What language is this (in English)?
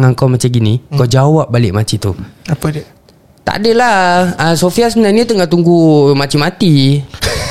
Malay